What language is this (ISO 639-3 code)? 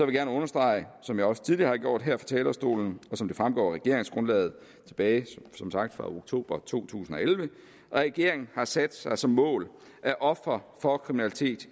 dan